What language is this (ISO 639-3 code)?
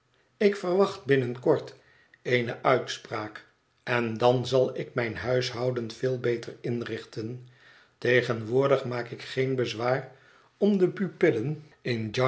nld